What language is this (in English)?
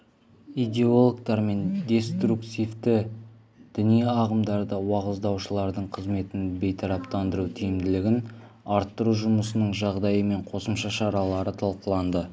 Kazakh